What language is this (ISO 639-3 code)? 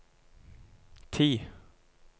nor